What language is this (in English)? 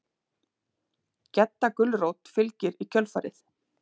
Icelandic